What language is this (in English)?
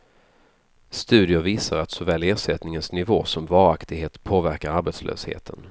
Swedish